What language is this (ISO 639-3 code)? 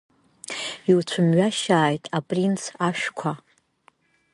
abk